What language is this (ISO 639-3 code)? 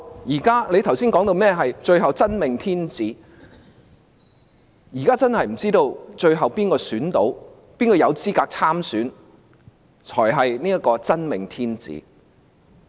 yue